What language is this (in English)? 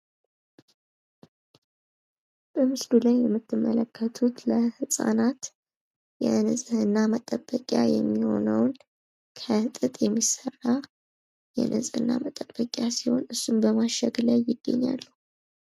Amharic